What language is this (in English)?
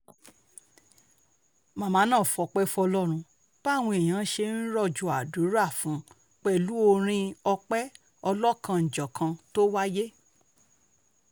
Yoruba